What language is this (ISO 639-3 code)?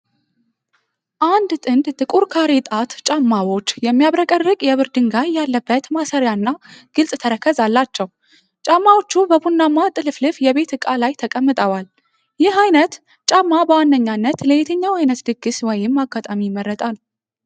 amh